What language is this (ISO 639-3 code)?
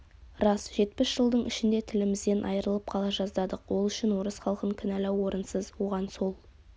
kaz